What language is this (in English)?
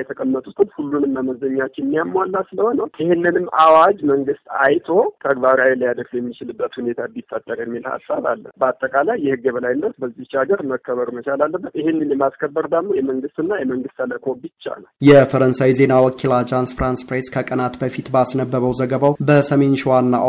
Amharic